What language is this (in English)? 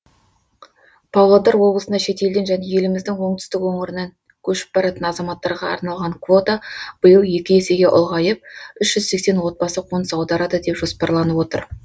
Kazakh